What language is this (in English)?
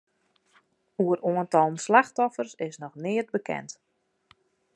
Western Frisian